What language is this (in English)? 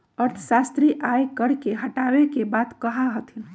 Magahi